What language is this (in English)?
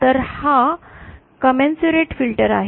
Marathi